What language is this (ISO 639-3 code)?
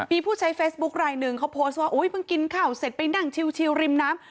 tha